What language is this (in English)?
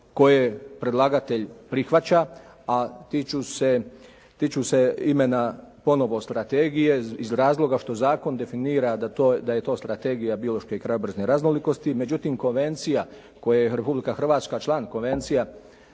Croatian